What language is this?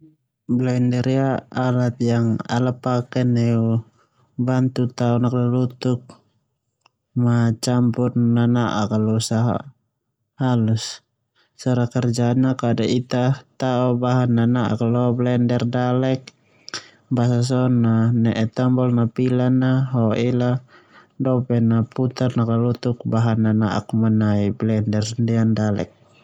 Termanu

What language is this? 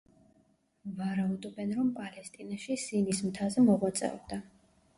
Georgian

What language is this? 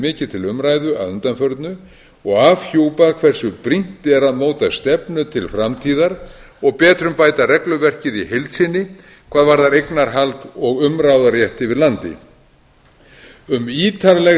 Icelandic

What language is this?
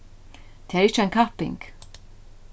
Faroese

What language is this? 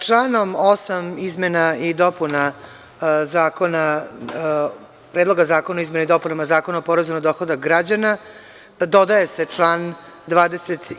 Serbian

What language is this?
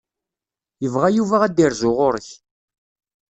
Kabyle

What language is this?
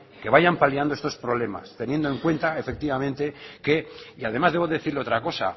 Spanish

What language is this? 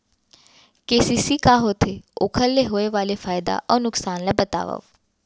Chhattisgarhi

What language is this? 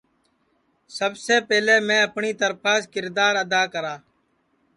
Sansi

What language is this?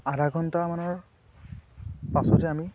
Assamese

